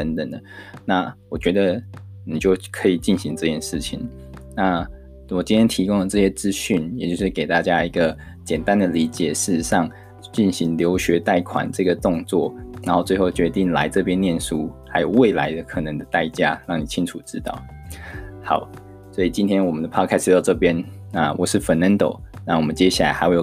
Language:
Chinese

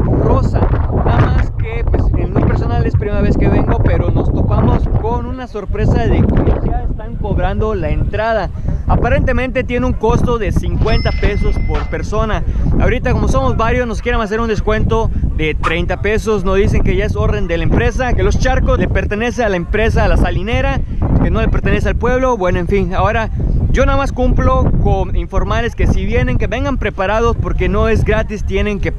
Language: Spanish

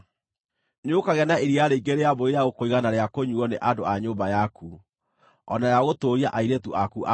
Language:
Kikuyu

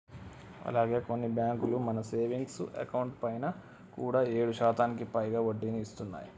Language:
Telugu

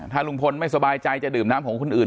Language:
Thai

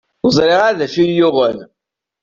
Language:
Kabyle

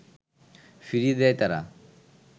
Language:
Bangla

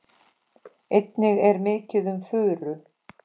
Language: Icelandic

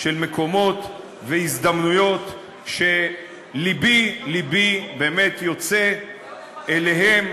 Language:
Hebrew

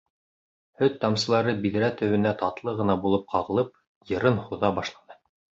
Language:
Bashkir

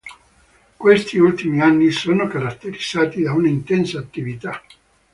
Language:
Italian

